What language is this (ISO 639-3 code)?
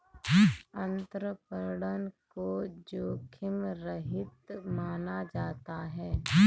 hin